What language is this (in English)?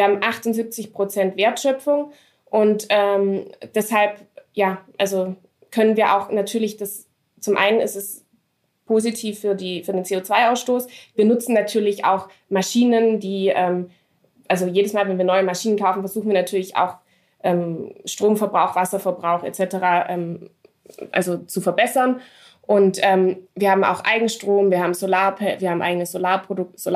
German